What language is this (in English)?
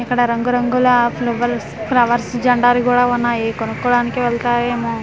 Telugu